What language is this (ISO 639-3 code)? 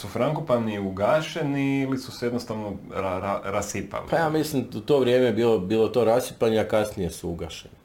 hrv